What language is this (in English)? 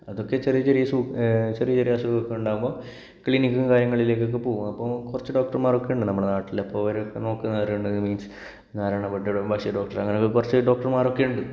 Malayalam